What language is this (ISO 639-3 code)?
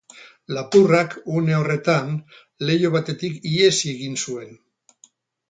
eus